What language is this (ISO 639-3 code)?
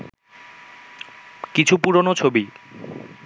ben